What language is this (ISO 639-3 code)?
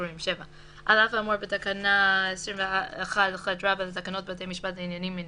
heb